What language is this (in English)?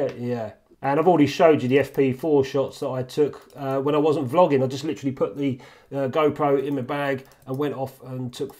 English